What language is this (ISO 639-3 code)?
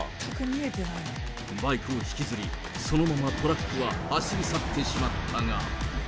jpn